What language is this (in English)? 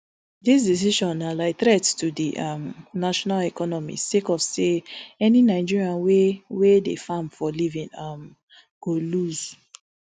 Nigerian Pidgin